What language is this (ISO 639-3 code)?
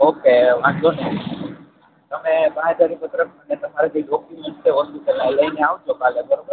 guj